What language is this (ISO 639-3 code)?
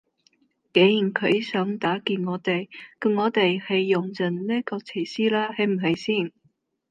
yue